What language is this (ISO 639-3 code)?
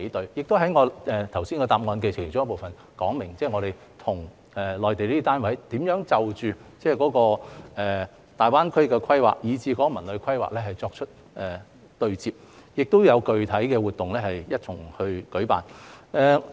yue